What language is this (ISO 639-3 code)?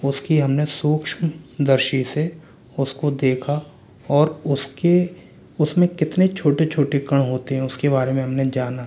hin